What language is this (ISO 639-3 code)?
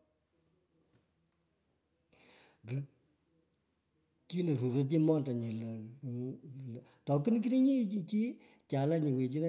pko